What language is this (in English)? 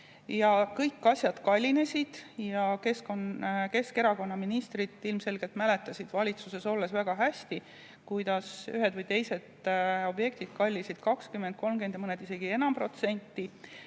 Estonian